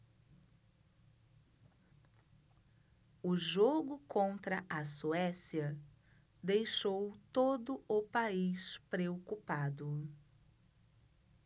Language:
Portuguese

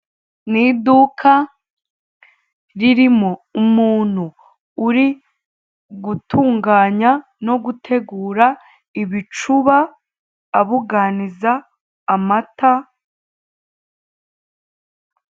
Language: Kinyarwanda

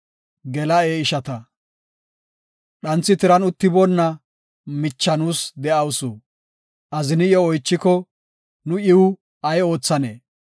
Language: Gofa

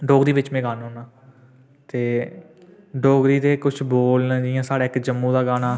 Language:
Dogri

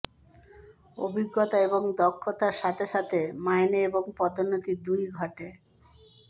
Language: Bangla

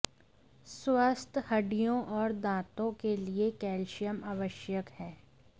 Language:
Hindi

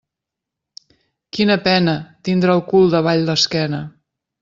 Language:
Catalan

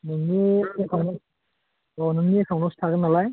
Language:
Bodo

